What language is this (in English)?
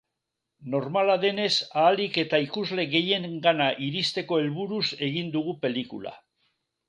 Basque